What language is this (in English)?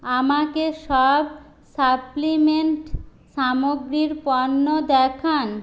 Bangla